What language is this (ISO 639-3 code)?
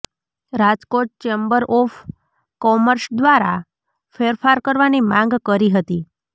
guj